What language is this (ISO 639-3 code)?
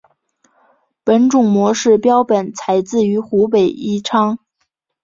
zho